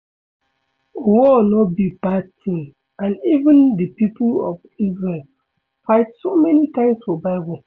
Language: Nigerian Pidgin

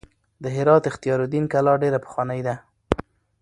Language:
Pashto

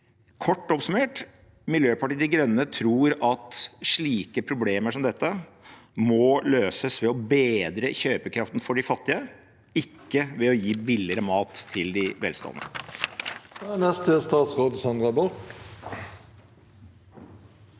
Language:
Norwegian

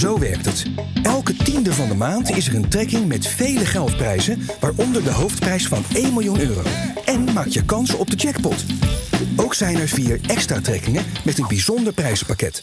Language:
Dutch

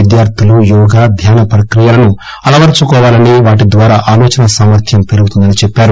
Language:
Telugu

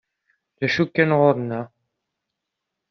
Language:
Kabyle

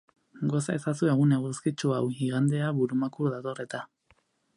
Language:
Basque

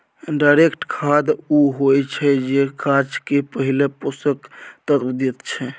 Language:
Maithili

